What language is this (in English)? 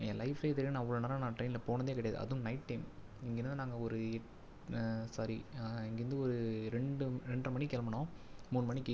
Tamil